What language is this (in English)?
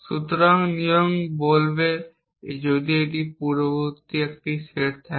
Bangla